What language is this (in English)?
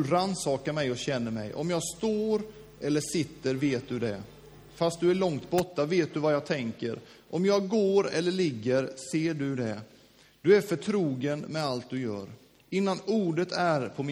Swedish